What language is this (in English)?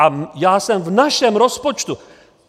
Czech